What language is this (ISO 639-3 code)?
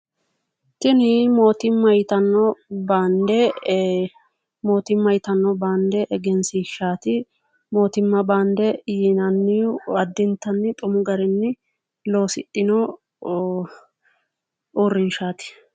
sid